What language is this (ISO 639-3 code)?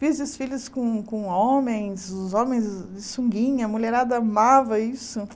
por